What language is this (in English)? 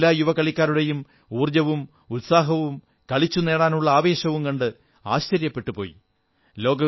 Malayalam